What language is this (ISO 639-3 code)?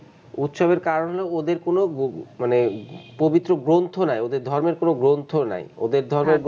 ben